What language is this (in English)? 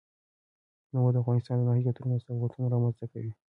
Pashto